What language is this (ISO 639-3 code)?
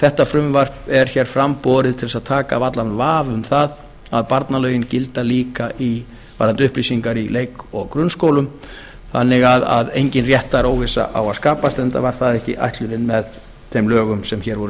isl